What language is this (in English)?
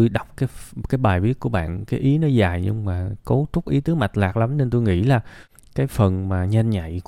Vietnamese